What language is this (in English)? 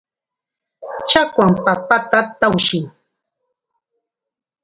Chiquián Ancash Quechua